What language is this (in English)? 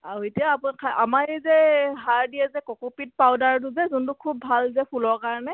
Assamese